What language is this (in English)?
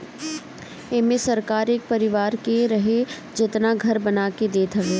Bhojpuri